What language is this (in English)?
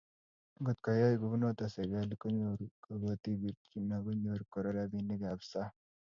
Kalenjin